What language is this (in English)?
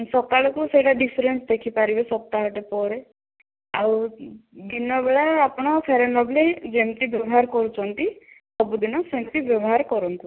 Odia